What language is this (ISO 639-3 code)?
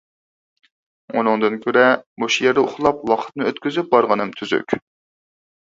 uig